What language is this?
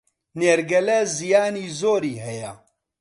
Central Kurdish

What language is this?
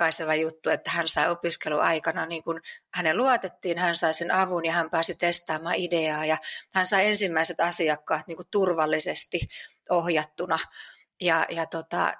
Finnish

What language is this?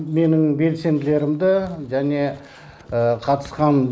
Kazakh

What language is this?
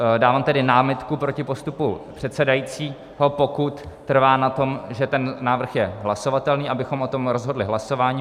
Czech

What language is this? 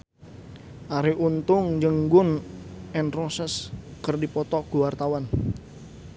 Sundanese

